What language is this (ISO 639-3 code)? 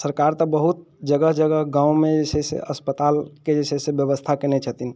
mai